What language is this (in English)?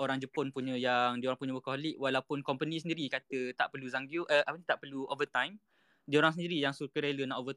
Malay